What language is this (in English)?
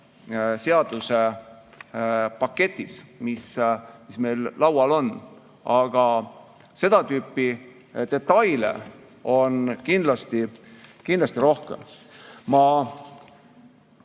Estonian